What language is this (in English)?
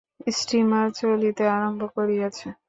Bangla